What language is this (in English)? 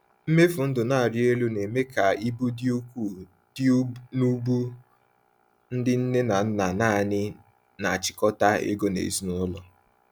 Igbo